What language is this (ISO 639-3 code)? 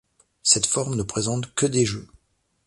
fra